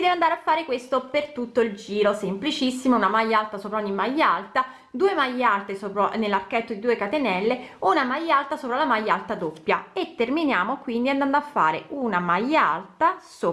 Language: Italian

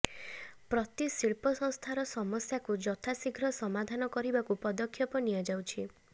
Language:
Odia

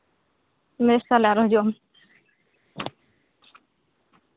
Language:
Santali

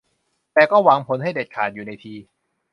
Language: Thai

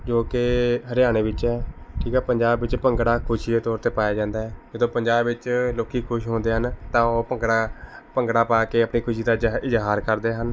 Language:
Punjabi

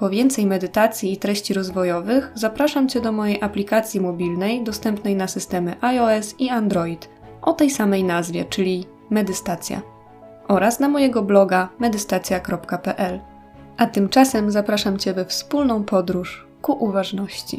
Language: Polish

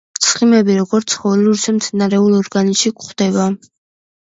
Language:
Georgian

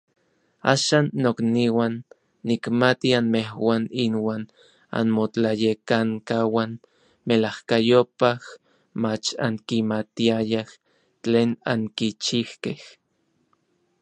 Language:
Orizaba Nahuatl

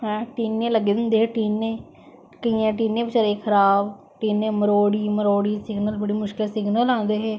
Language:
Dogri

